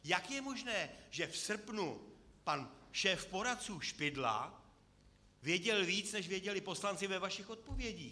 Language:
Czech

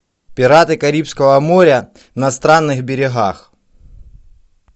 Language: Russian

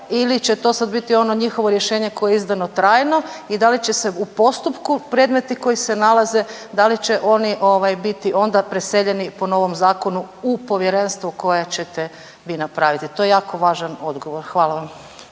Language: Croatian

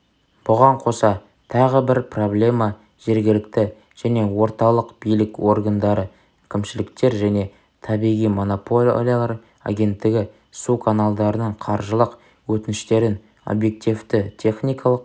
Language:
Kazakh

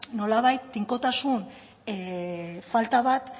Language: Basque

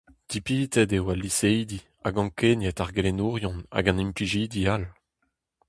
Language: Breton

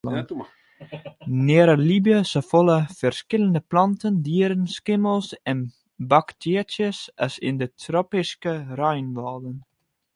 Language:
Western Frisian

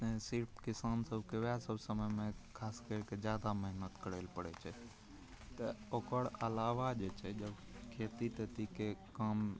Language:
Maithili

